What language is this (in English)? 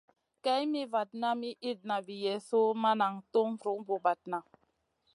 Masana